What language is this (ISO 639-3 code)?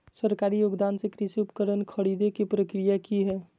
mag